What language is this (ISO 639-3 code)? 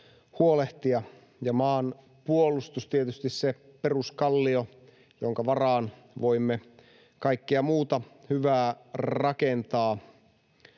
fin